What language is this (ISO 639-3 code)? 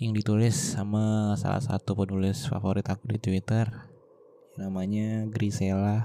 ind